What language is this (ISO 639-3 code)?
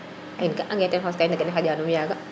srr